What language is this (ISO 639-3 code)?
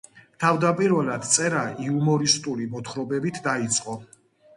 kat